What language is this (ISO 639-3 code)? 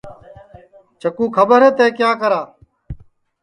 ssi